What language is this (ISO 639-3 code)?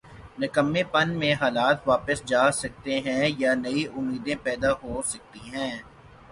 urd